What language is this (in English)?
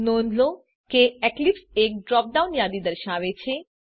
Gujarati